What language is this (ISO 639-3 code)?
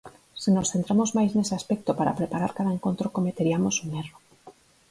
glg